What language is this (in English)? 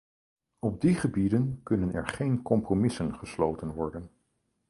Dutch